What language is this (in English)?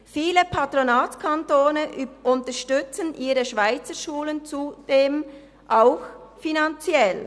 Swiss German